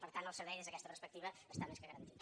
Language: Catalan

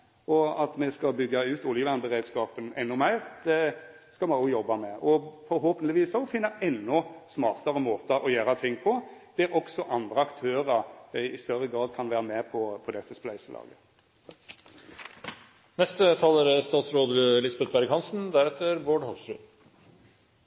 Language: Norwegian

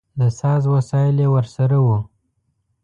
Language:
Pashto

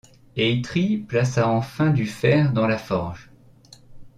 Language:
French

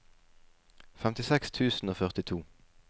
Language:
Norwegian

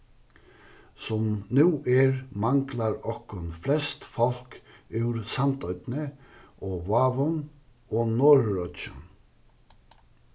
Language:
Faroese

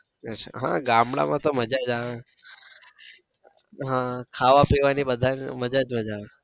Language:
Gujarati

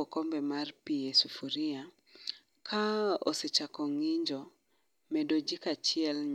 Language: Luo (Kenya and Tanzania)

